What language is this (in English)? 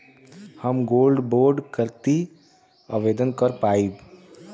Bhojpuri